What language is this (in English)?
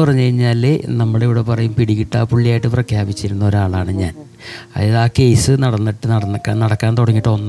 Malayalam